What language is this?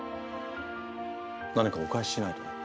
Japanese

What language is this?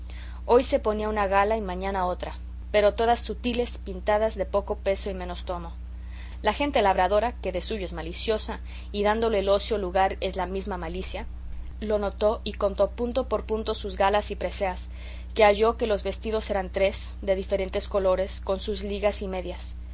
Spanish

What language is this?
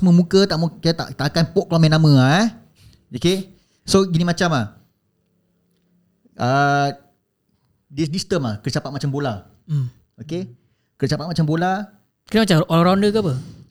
Malay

